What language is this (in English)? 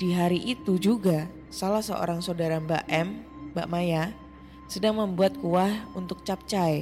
Indonesian